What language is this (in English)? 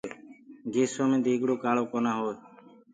Gurgula